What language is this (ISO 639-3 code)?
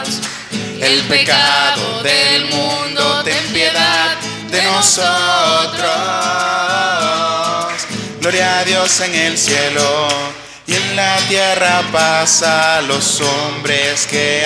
spa